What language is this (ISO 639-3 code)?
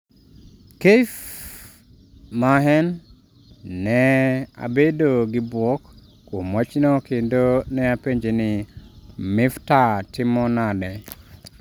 luo